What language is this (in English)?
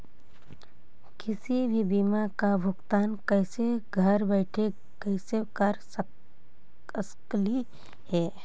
Magahi